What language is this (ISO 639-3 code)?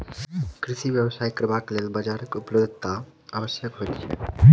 mai